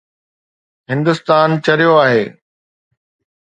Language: Sindhi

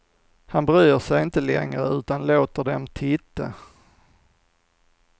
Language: Swedish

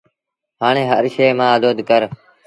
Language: Sindhi Bhil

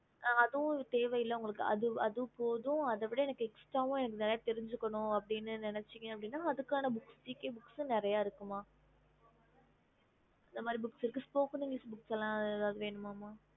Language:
Tamil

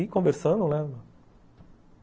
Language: Portuguese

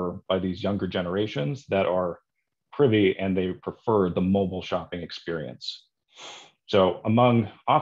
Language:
English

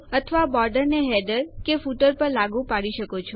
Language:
Gujarati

